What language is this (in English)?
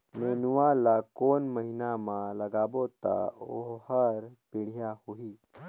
Chhattisgarhi